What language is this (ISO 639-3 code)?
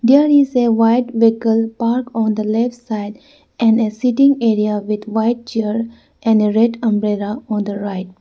eng